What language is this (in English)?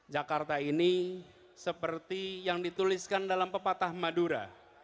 Indonesian